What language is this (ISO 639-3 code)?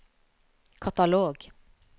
nor